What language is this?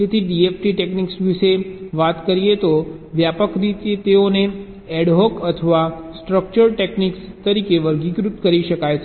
Gujarati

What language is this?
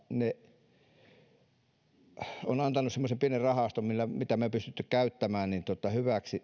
Finnish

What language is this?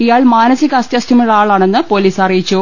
Malayalam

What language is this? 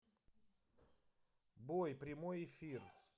Russian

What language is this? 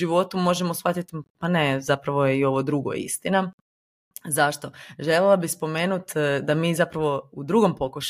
Croatian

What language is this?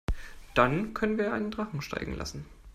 German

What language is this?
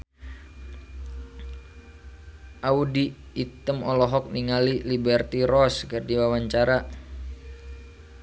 Sundanese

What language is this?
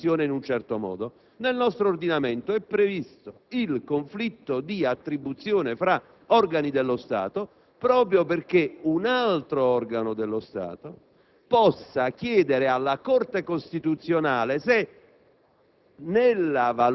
Italian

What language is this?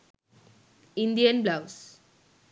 Sinhala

